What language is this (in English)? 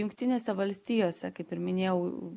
Lithuanian